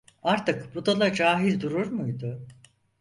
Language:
Turkish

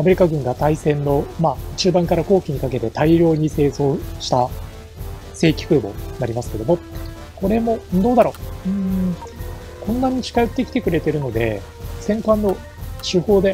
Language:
Japanese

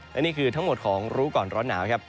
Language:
Thai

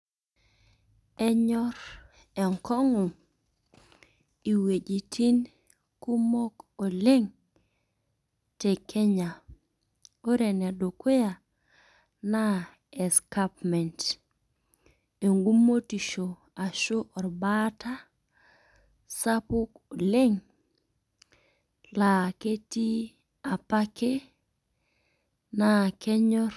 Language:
Masai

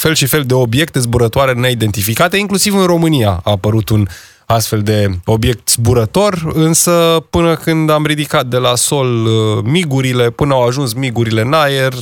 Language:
Romanian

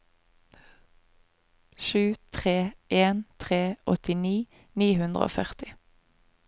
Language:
Norwegian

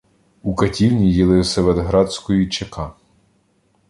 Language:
Ukrainian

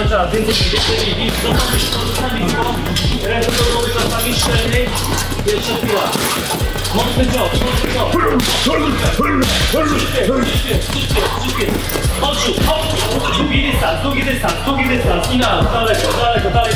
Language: Polish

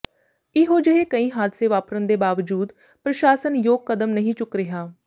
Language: Punjabi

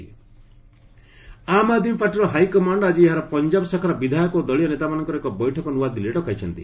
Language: Odia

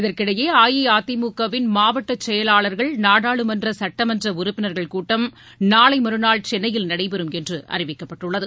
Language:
Tamil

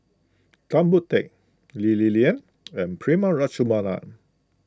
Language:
English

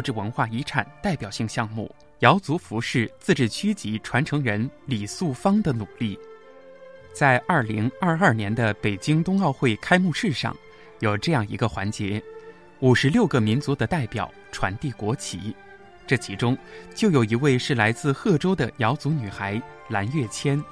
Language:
Chinese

